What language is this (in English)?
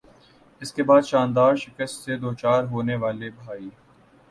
Urdu